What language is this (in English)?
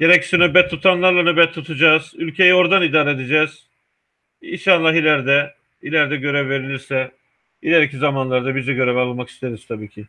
Turkish